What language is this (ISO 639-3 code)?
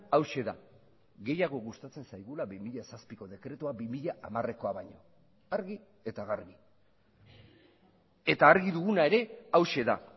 eus